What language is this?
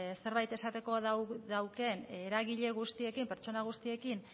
Basque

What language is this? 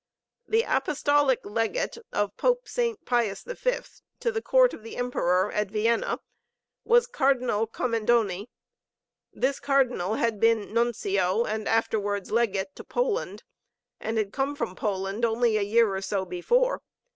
English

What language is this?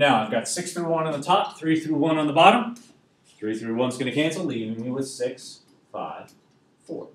English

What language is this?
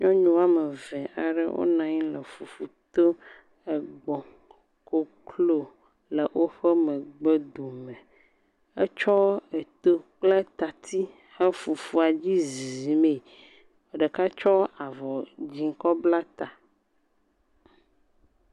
Ewe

